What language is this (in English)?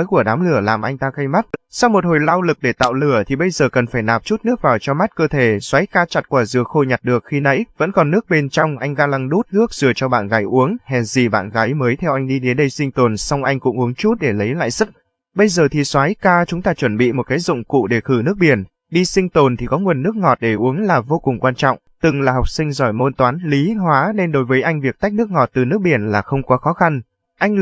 Vietnamese